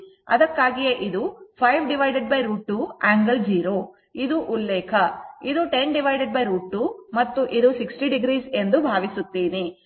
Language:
Kannada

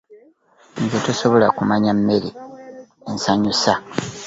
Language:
Ganda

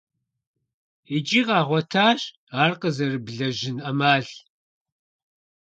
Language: Kabardian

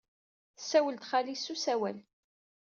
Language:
Kabyle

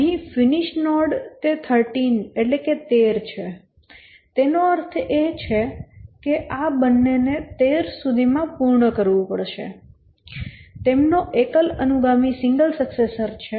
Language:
Gujarati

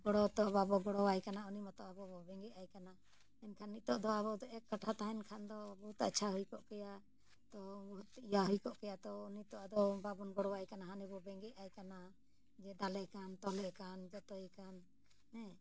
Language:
Santali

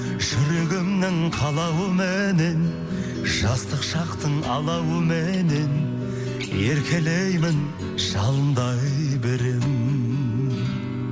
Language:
Kazakh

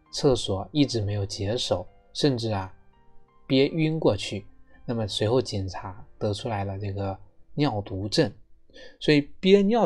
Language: Chinese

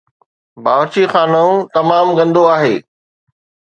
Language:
Sindhi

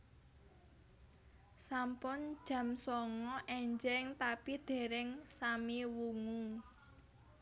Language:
Javanese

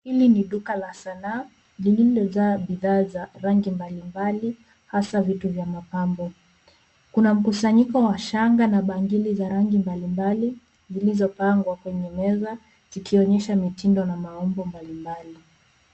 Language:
Swahili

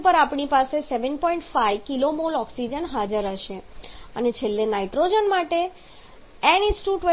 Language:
Gujarati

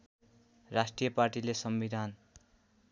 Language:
Nepali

